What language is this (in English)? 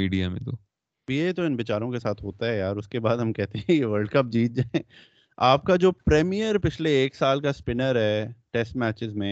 Urdu